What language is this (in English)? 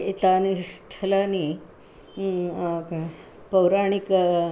Sanskrit